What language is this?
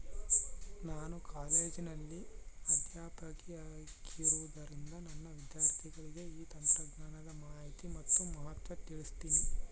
Kannada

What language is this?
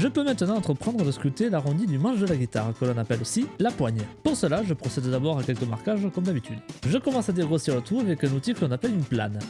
French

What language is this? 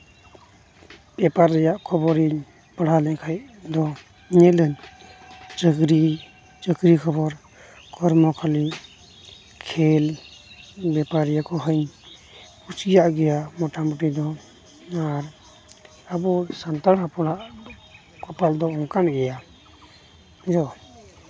Santali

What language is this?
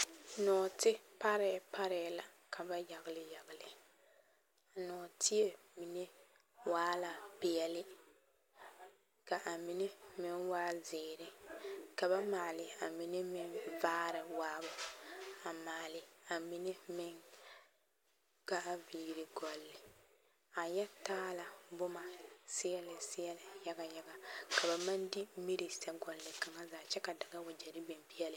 Southern Dagaare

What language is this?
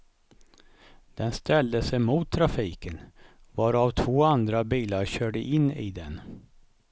Swedish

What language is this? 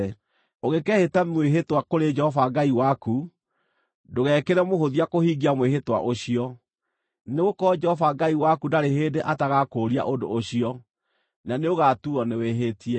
Kikuyu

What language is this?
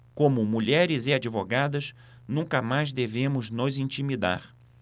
Portuguese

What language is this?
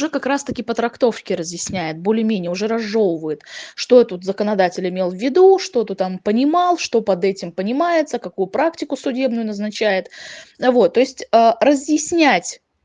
Russian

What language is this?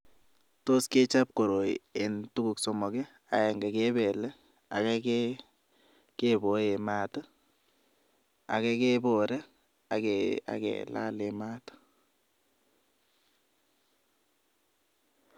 Kalenjin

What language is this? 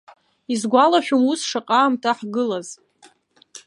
Abkhazian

